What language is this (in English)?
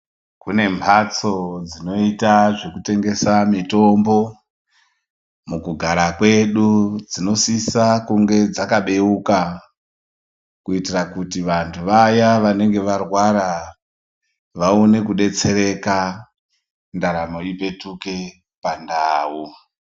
Ndau